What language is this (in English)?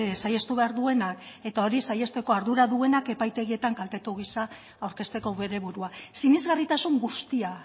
Basque